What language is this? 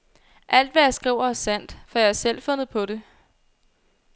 Danish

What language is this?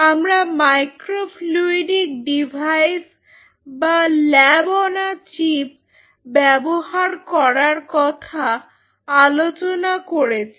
Bangla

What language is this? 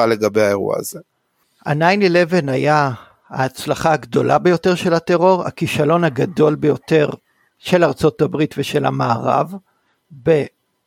Hebrew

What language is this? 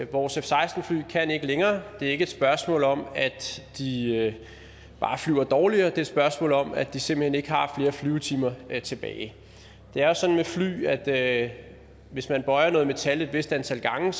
Danish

